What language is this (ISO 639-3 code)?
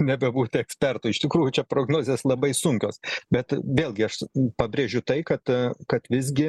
lit